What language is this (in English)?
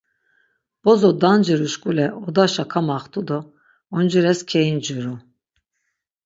Laz